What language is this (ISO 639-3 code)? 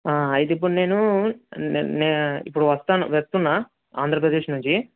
tel